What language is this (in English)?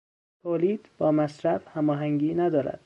Persian